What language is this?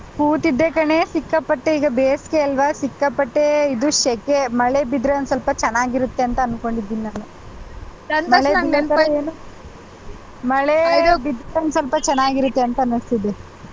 Kannada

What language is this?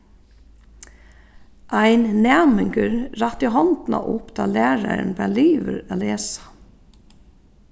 Faroese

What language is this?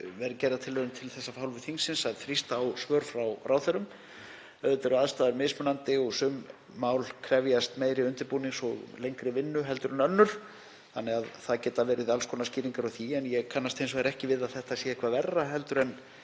Icelandic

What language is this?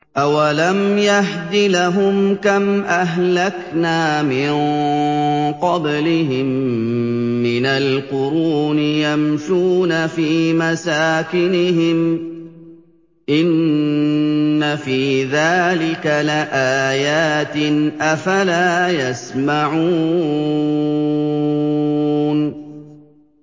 Arabic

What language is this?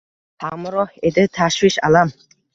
Uzbek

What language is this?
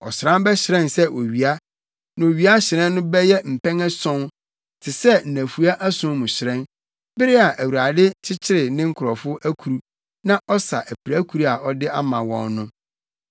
Akan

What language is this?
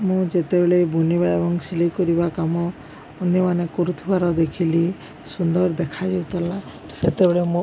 Odia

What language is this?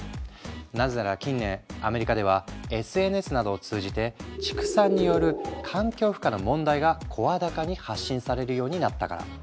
Japanese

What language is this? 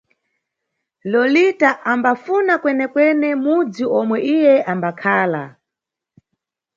Nyungwe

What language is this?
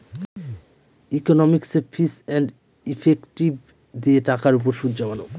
Bangla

